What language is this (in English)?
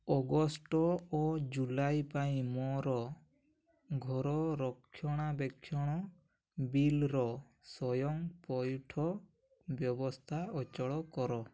Odia